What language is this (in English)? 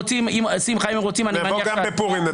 Hebrew